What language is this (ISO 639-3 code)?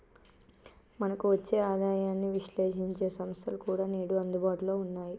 tel